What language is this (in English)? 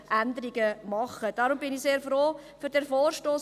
Swiss German